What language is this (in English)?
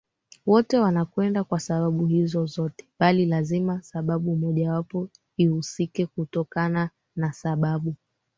Swahili